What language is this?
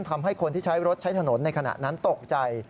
Thai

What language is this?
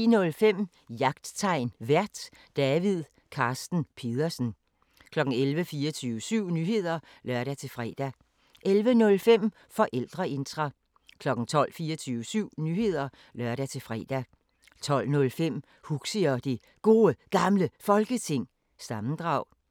Danish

